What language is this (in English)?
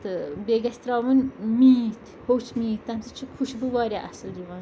Kashmiri